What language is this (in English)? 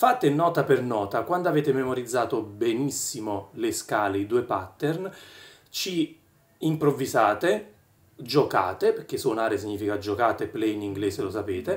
Italian